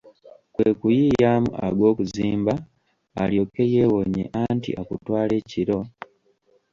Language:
Ganda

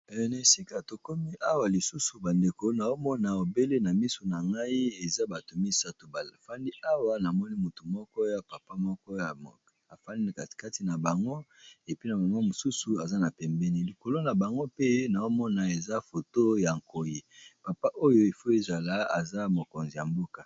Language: Lingala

